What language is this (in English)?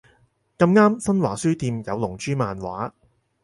Cantonese